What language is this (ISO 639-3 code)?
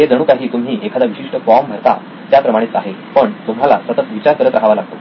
mar